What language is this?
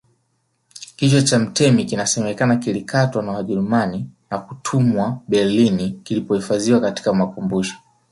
Swahili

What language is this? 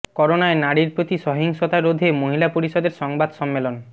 Bangla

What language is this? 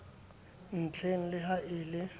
Southern Sotho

